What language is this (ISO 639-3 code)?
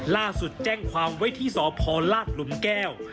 tha